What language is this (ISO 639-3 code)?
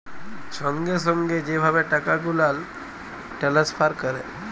ben